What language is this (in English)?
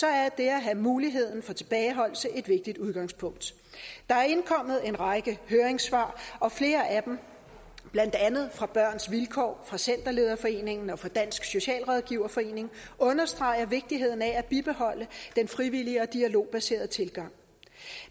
Danish